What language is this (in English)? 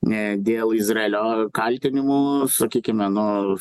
Lithuanian